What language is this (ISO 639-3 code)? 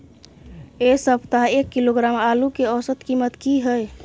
mai